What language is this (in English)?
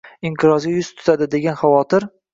Uzbek